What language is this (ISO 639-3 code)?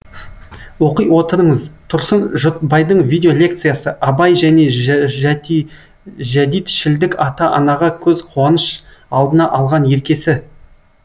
kaz